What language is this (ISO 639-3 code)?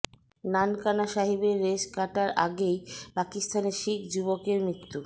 ben